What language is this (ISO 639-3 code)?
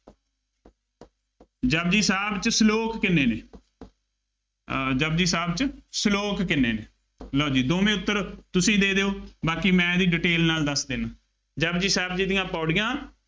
pan